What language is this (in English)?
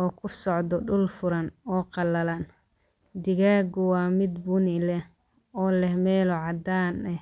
Somali